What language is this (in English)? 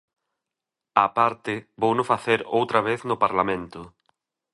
Galician